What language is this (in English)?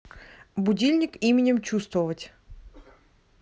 Russian